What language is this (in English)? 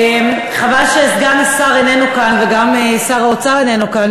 Hebrew